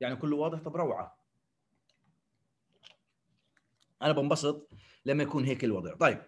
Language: Arabic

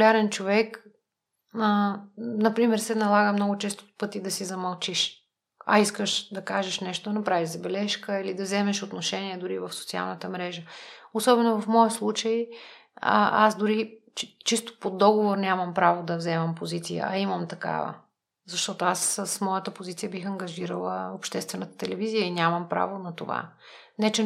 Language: Bulgarian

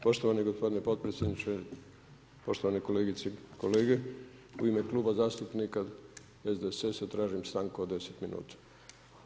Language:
Croatian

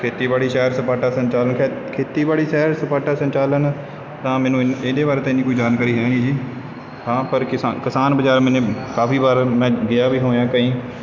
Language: Punjabi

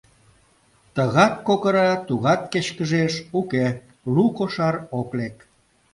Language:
Mari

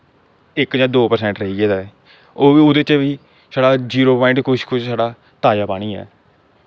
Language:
Dogri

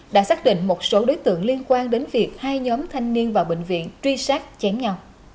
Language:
Vietnamese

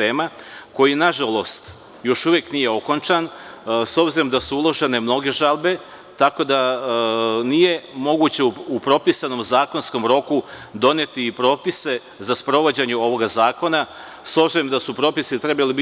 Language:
Serbian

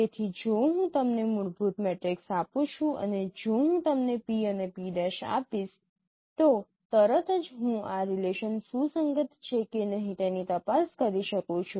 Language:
Gujarati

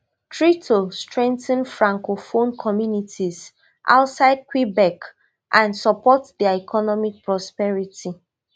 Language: Nigerian Pidgin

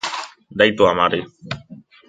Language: Basque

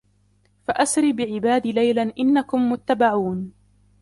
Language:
Arabic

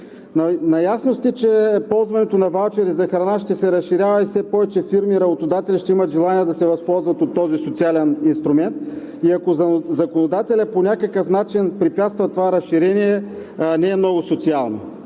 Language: Bulgarian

